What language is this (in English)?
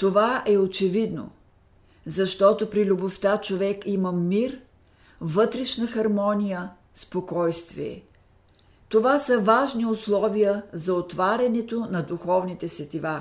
Bulgarian